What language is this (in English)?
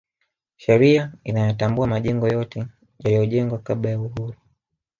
Swahili